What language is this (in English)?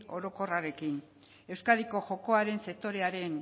Basque